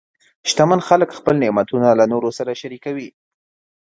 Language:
Pashto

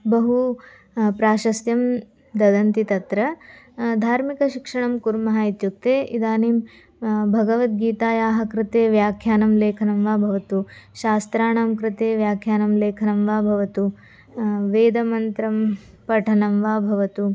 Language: Sanskrit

